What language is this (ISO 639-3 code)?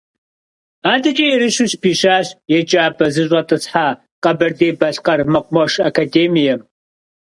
kbd